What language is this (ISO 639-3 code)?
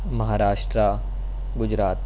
urd